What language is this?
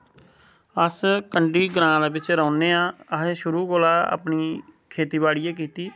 Dogri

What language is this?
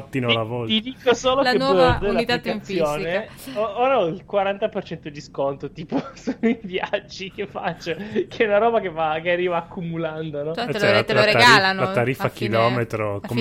Italian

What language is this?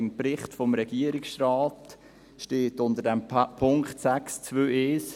Swiss German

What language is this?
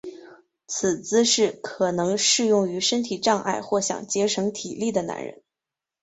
Chinese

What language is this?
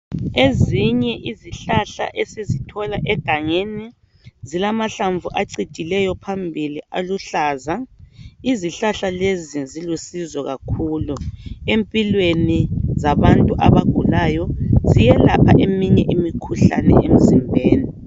North Ndebele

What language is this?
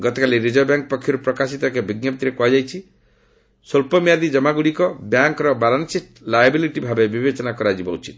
Odia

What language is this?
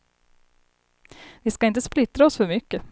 Swedish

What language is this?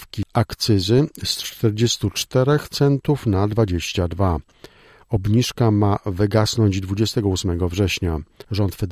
Polish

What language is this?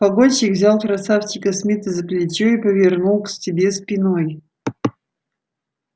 Russian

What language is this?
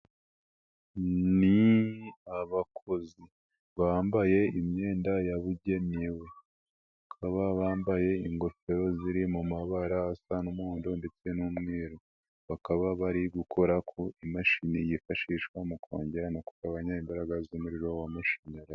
Kinyarwanda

